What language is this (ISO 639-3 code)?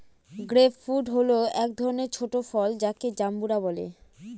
ben